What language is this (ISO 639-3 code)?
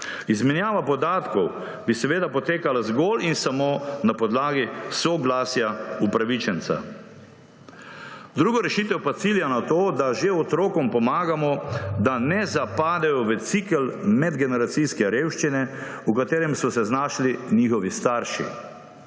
slv